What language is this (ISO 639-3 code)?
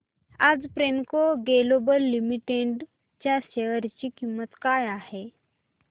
mar